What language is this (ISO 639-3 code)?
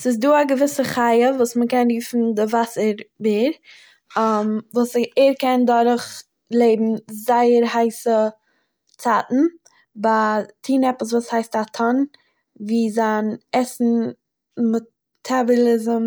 yid